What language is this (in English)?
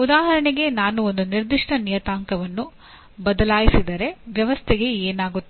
Kannada